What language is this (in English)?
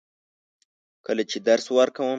Pashto